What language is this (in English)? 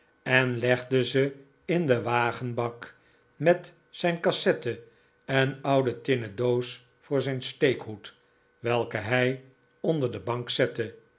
Dutch